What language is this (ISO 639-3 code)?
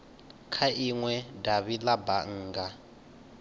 ven